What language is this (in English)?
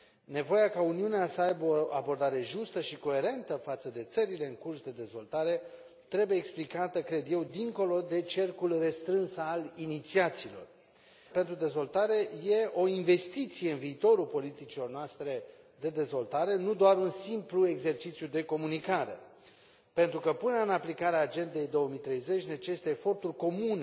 Romanian